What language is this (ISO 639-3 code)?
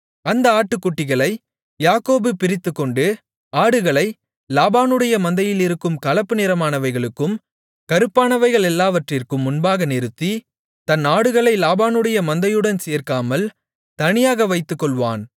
tam